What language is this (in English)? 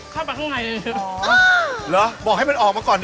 Thai